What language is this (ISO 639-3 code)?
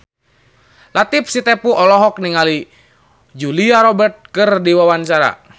sun